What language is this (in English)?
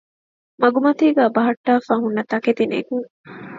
Divehi